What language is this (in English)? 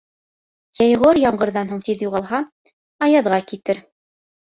Bashkir